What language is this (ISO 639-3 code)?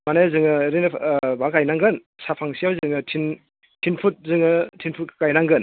brx